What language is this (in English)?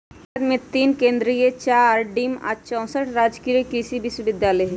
Magahi